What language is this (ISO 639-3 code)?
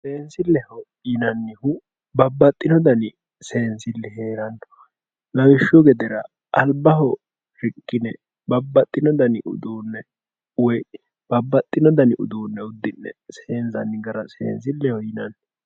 sid